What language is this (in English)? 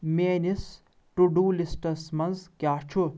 Kashmiri